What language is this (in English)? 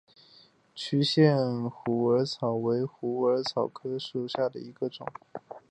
Chinese